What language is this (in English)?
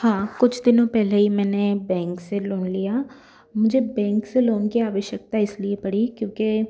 Hindi